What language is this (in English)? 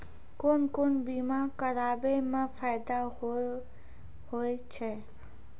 Maithili